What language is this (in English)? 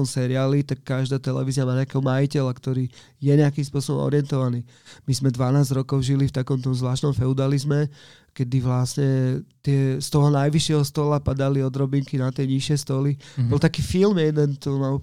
Slovak